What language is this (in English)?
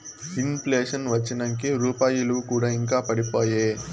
Telugu